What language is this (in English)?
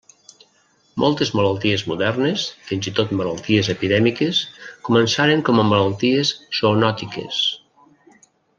Catalan